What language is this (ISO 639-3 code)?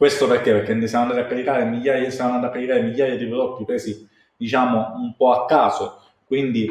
ita